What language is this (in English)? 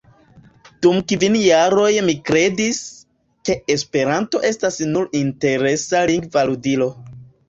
Esperanto